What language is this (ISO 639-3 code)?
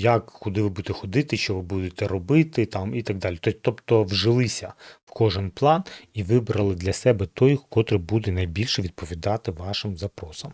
ukr